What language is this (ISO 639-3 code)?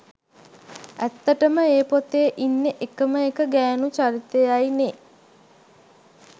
sin